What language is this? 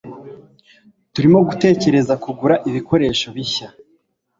Kinyarwanda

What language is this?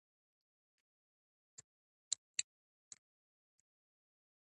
Pashto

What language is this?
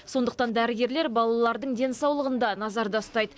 Kazakh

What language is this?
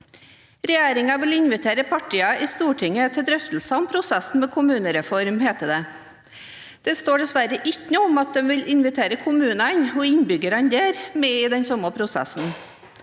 Norwegian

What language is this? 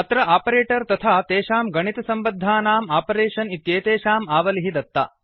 Sanskrit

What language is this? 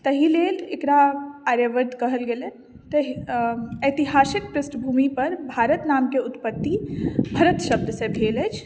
Maithili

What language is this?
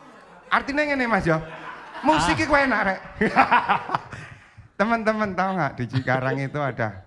Indonesian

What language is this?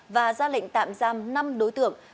Vietnamese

